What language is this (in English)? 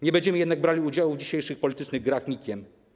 Polish